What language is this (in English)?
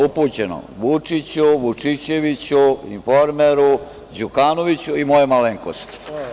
Serbian